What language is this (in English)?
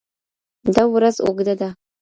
Pashto